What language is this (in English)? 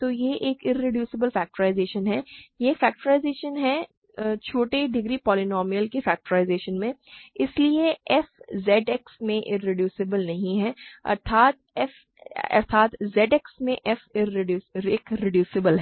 Hindi